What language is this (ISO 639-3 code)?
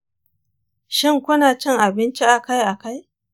hau